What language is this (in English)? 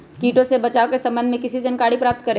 Magahi